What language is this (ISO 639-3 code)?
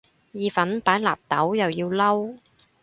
yue